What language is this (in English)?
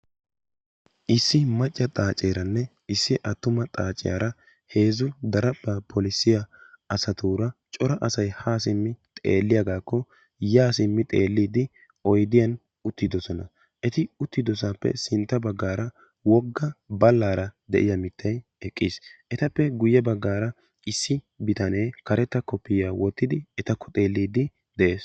Wolaytta